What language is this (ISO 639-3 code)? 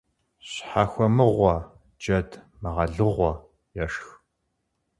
kbd